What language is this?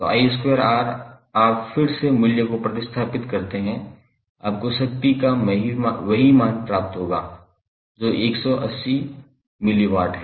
Hindi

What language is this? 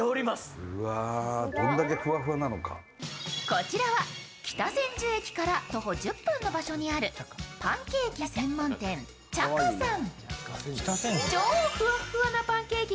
Japanese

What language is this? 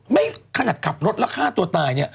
Thai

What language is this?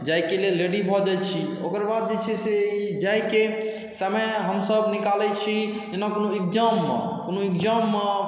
Maithili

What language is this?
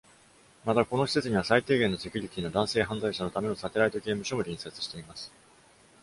Japanese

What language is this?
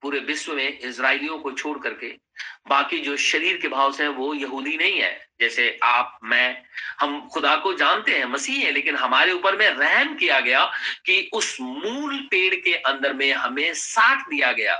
Hindi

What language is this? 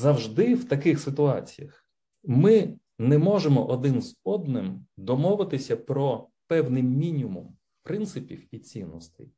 Ukrainian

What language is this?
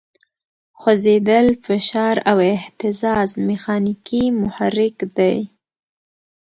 Pashto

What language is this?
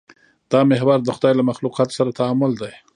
Pashto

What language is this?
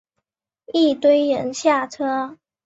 Chinese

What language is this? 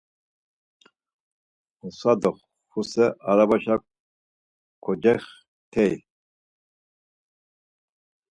Laz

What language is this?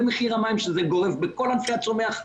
Hebrew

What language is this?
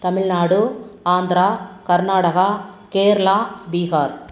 Tamil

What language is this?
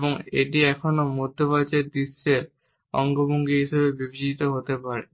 Bangla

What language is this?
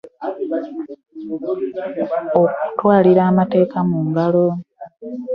Ganda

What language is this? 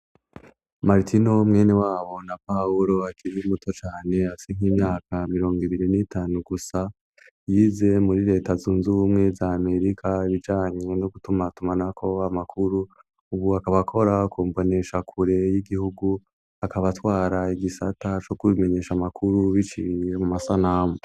Rundi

